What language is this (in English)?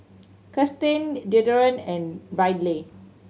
English